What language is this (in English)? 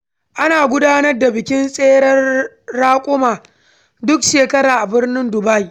Hausa